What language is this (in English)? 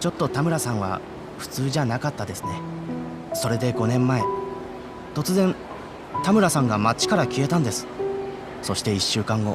Japanese